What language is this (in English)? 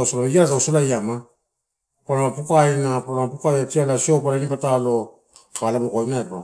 Torau